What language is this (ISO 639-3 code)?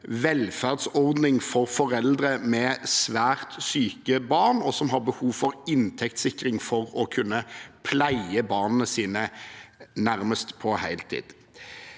nor